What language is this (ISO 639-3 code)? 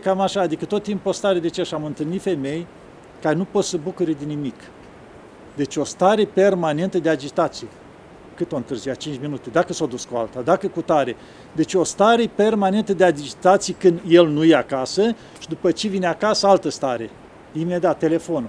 ron